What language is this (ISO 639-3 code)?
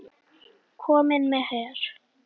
isl